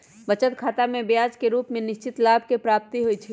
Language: Magahi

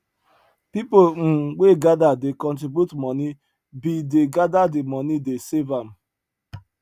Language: Nigerian Pidgin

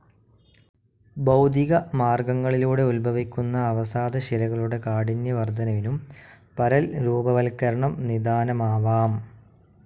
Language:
Malayalam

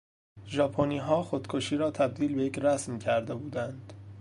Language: Persian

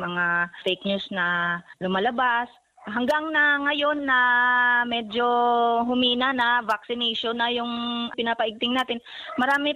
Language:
Filipino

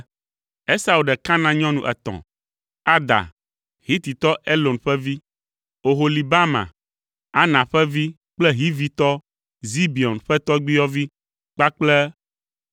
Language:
Ewe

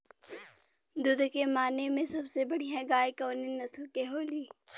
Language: Bhojpuri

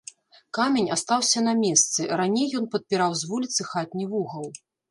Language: Belarusian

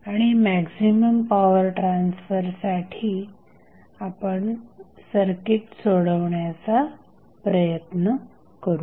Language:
Marathi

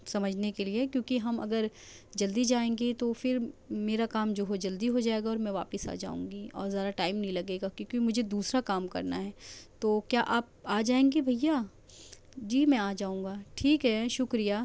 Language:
Urdu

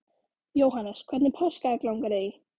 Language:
Icelandic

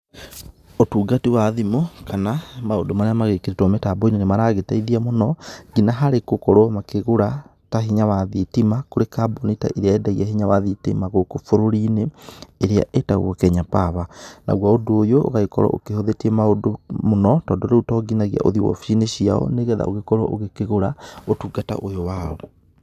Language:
Kikuyu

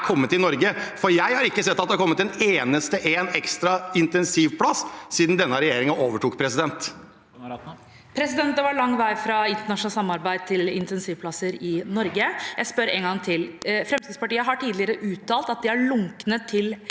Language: Norwegian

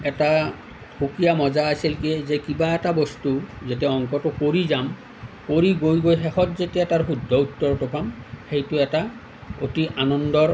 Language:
Assamese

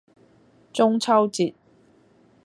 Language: Cantonese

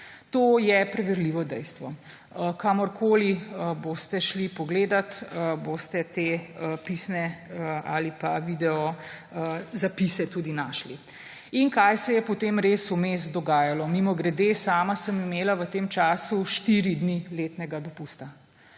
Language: Slovenian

